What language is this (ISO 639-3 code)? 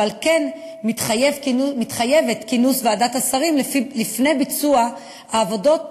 heb